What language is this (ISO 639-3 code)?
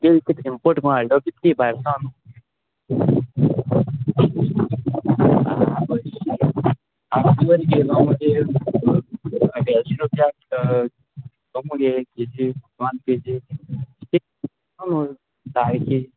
kok